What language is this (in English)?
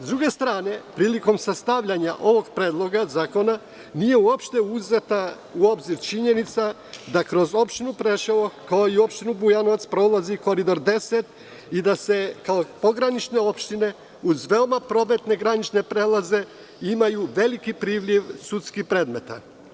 Serbian